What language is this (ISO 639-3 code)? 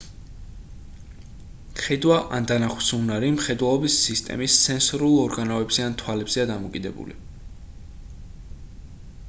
kat